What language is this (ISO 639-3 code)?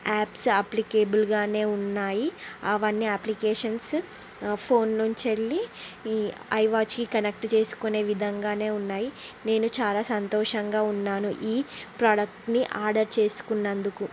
tel